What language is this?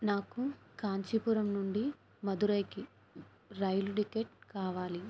Telugu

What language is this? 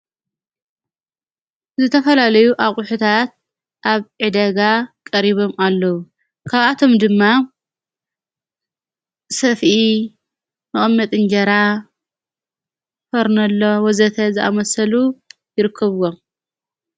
Tigrinya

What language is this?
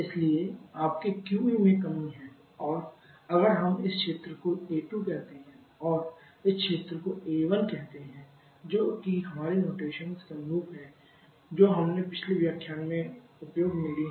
Hindi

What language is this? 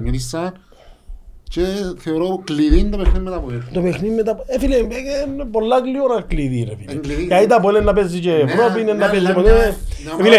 Greek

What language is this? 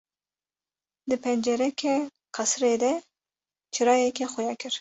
Kurdish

